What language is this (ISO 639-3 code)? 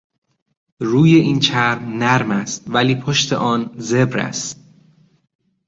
fas